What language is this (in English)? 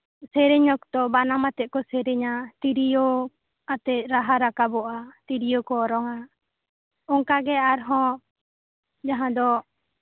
Santali